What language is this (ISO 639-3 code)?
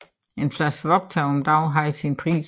dan